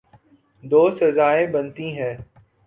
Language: Urdu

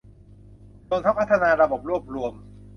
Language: Thai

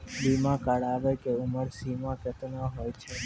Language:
Maithili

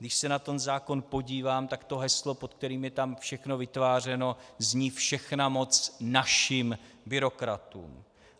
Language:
Czech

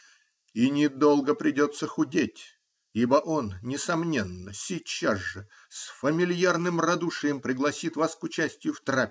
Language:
Russian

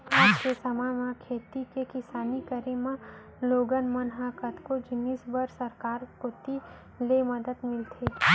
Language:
Chhattisgarhi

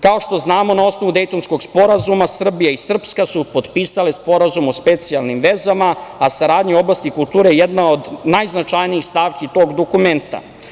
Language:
Serbian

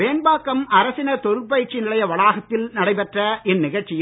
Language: Tamil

